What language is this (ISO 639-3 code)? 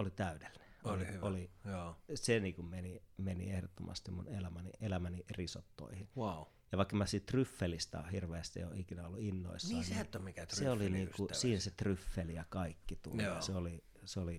fin